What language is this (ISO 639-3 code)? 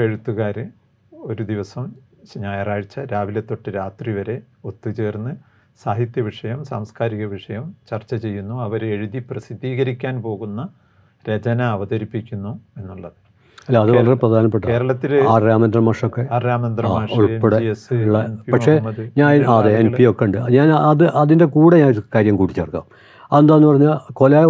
mal